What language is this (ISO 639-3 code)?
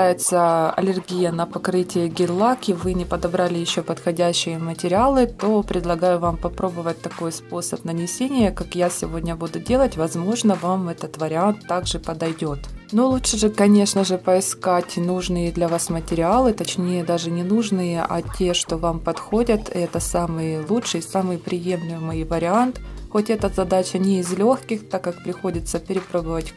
rus